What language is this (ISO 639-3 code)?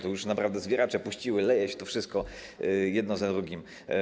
pol